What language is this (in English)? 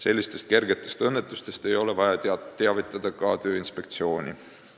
Estonian